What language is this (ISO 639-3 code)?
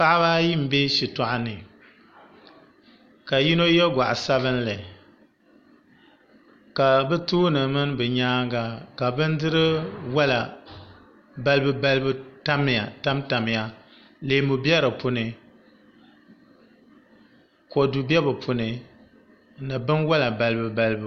dag